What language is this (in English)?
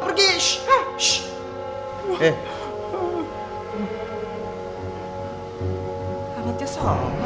Indonesian